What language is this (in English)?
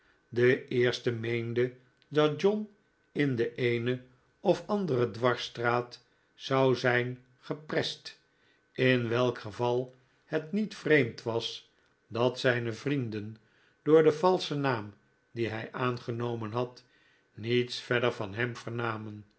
Dutch